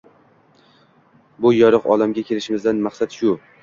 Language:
Uzbek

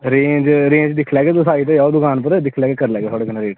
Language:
Dogri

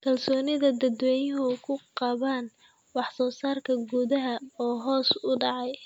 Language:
Somali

